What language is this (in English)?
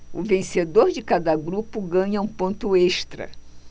Portuguese